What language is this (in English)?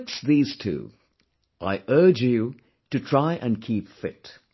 English